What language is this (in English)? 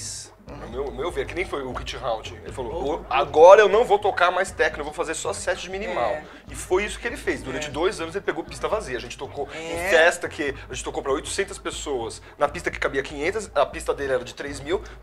Portuguese